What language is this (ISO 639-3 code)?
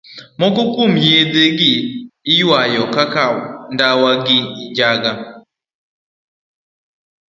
luo